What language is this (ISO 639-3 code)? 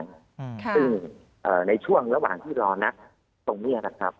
tha